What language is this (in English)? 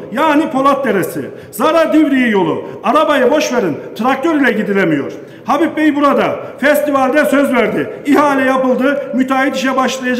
Turkish